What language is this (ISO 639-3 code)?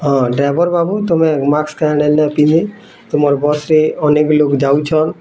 ori